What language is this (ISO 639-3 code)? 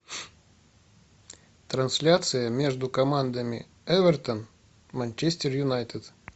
rus